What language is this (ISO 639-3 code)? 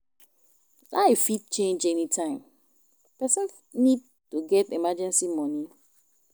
pcm